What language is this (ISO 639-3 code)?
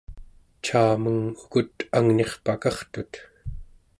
esu